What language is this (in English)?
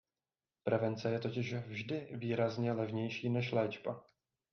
Czech